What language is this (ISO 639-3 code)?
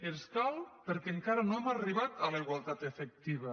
cat